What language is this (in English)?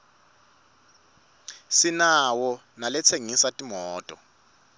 Swati